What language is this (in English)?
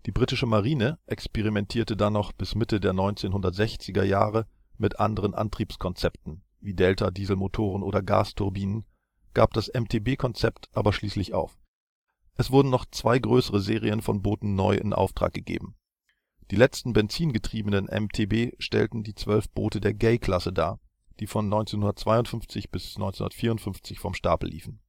German